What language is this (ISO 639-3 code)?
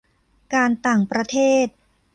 tha